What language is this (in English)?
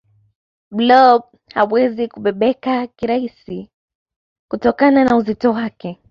Swahili